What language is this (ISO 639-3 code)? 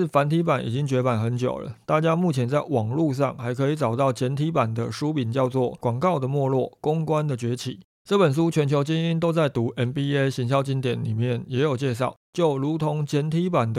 zho